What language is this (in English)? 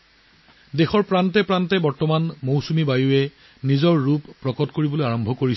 Assamese